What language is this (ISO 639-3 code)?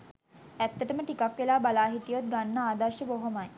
sin